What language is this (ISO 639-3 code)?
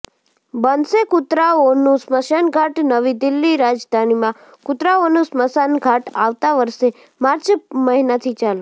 guj